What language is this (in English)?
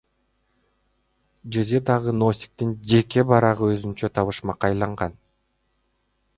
Kyrgyz